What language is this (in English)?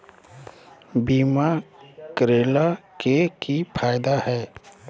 Magahi